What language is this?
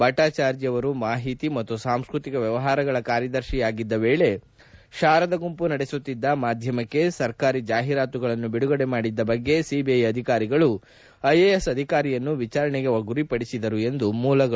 Kannada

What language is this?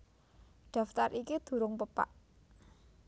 Javanese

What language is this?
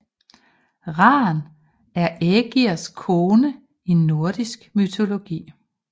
Danish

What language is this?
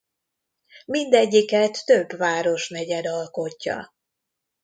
Hungarian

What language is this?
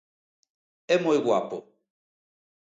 Galician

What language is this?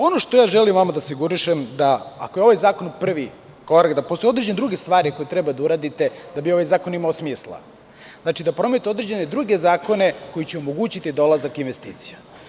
Serbian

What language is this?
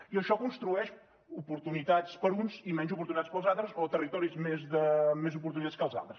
Catalan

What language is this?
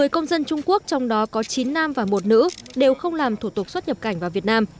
Vietnamese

